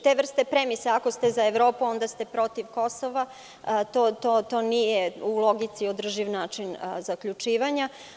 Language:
Serbian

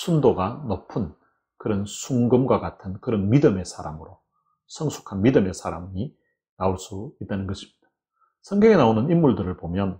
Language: Korean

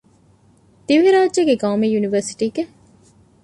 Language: Divehi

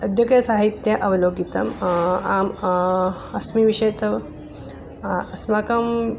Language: Sanskrit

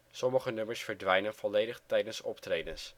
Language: Dutch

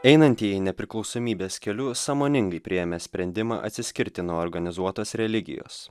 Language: Lithuanian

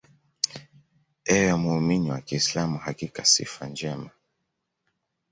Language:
Swahili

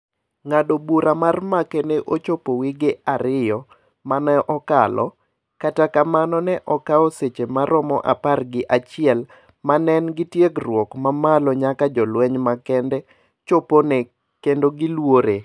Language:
Luo (Kenya and Tanzania)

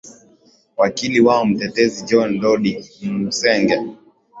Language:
Swahili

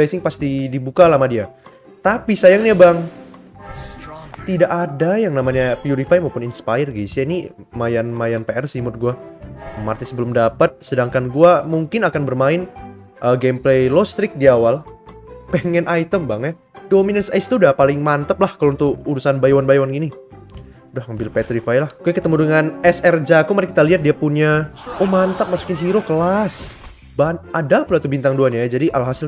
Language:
Indonesian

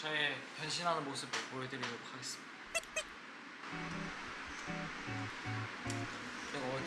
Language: Korean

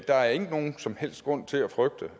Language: Danish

